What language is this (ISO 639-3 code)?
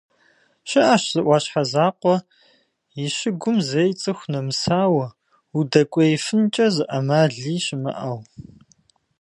kbd